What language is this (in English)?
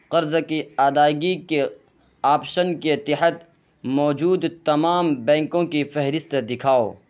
Urdu